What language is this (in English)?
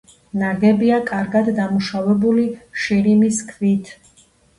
Georgian